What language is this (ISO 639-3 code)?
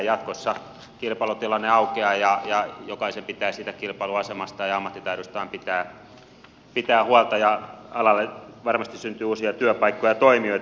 fin